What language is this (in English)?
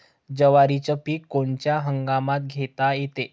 Marathi